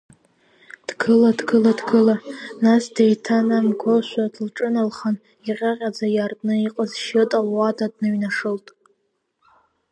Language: Abkhazian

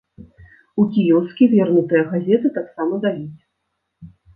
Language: Belarusian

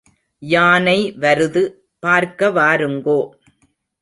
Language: Tamil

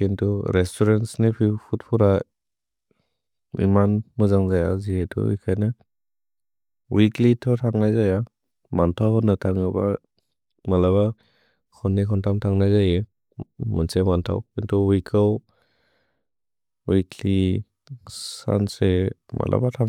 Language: Bodo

